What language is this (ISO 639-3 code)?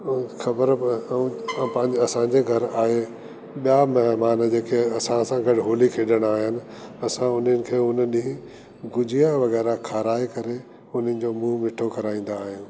snd